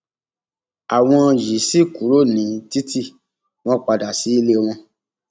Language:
Yoruba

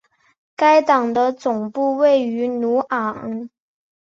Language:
Chinese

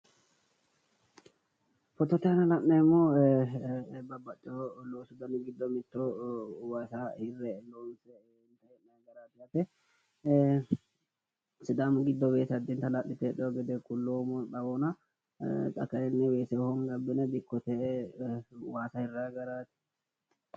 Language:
Sidamo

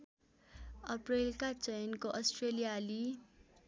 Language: Nepali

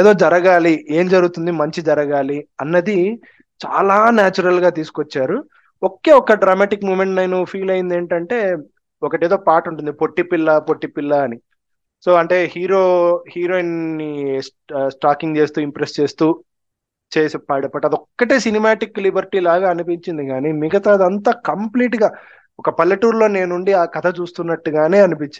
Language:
Telugu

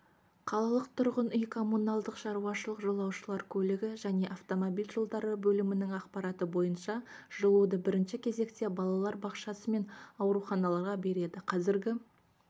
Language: Kazakh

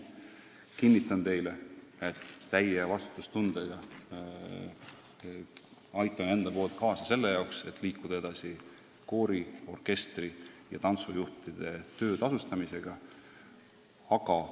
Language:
Estonian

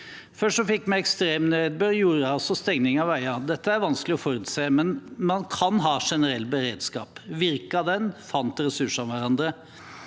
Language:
Norwegian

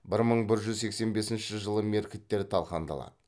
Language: Kazakh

